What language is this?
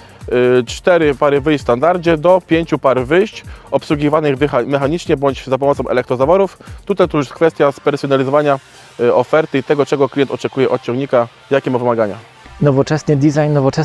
Polish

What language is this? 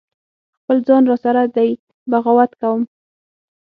Pashto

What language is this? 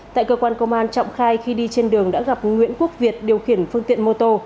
Vietnamese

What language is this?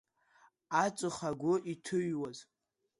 Abkhazian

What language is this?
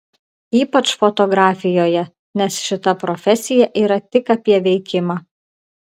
Lithuanian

